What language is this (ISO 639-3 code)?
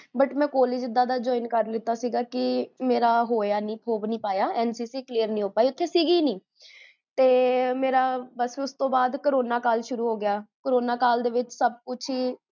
pan